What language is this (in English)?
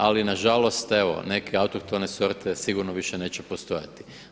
Croatian